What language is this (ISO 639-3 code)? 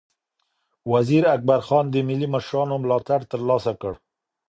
pus